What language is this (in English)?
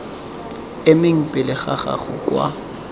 Tswana